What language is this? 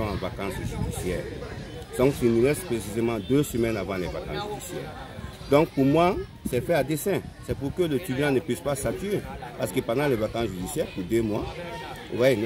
French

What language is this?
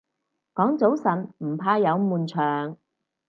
Cantonese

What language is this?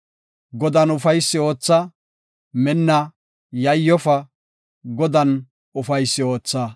Gofa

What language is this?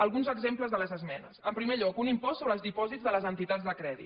Catalan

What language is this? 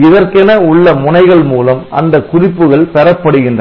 Tamil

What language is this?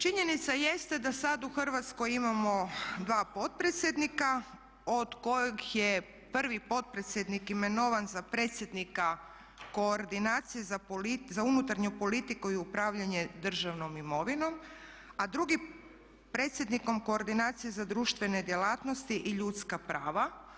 Croatian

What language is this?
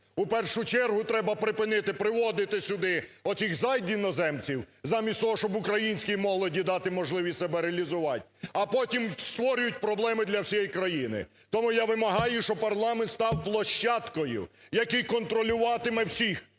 Ukrainian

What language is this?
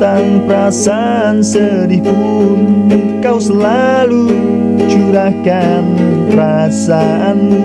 Indonesian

